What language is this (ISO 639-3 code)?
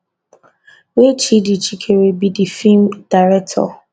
pcm